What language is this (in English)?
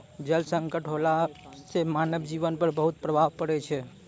Maithili